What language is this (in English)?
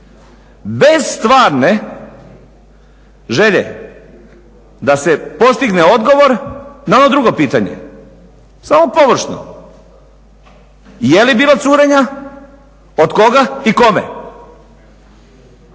Croatian